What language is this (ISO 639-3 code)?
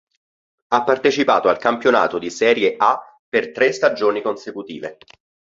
ita